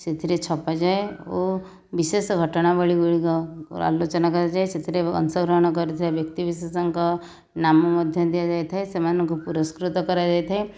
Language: Odia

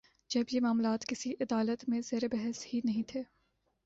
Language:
Urdu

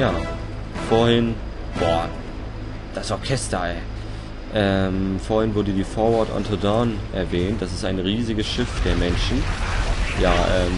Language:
German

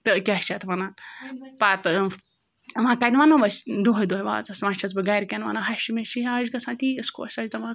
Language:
Kashmiri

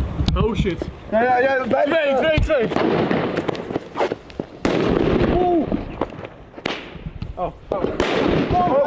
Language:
Dutch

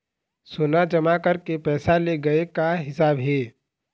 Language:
Chhattisgarhi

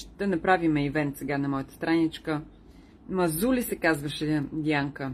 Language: Bulgarian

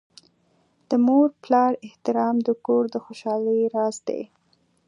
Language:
Pashto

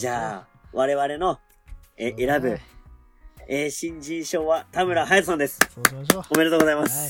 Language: Japanese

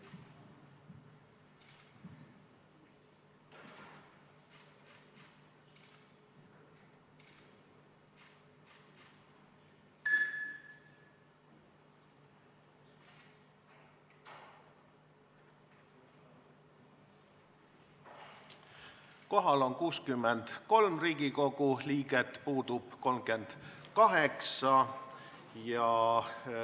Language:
Estonian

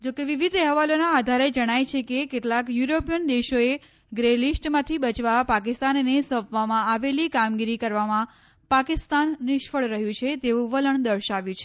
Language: Gujarati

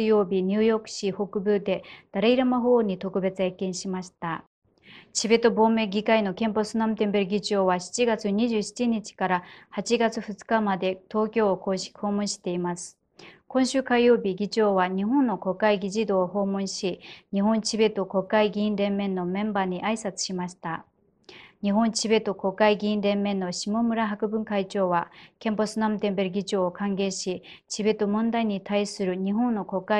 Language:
Japanese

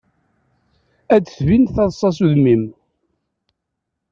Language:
Kabyle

